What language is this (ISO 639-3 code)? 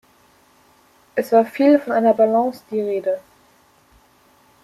deu